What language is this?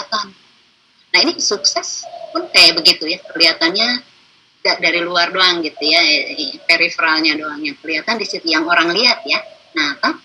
Indonesian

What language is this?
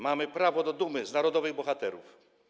Polish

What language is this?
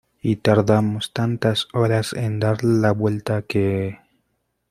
Spanish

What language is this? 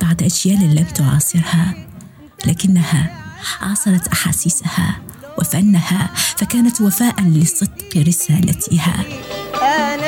Arabic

